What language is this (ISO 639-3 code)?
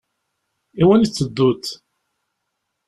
kab